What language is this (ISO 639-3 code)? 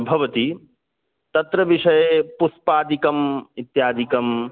san